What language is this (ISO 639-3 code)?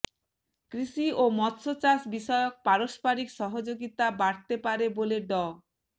ben